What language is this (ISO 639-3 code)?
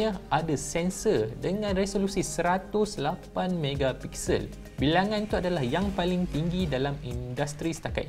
msa